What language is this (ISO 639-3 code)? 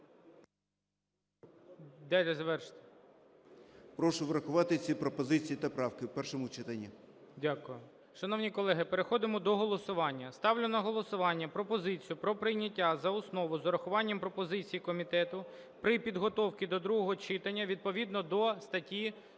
ukr